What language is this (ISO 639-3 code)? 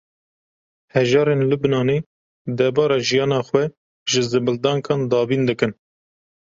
kur